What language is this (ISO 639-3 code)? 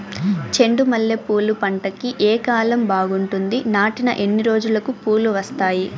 tel